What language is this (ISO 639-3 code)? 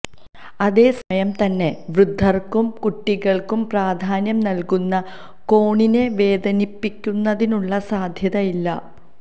mal